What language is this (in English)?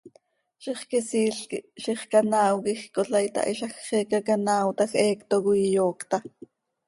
Seri